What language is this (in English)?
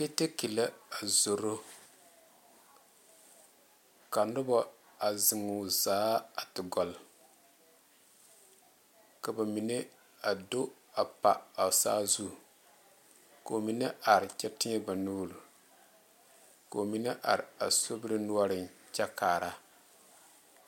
Southern Dagaare